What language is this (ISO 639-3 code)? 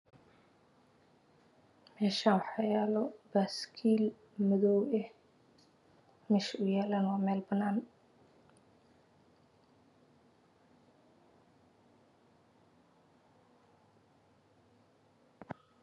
som